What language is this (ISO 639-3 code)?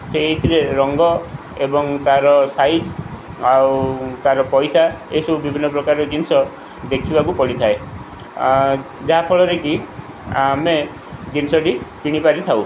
ori